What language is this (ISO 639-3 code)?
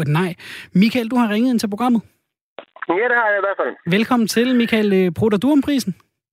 dan